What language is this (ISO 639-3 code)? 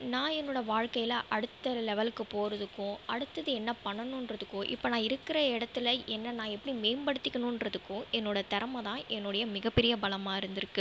tam